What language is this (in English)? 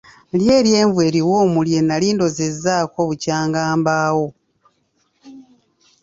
Ganda